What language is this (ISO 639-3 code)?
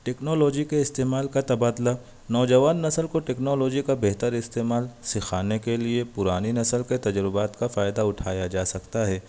urd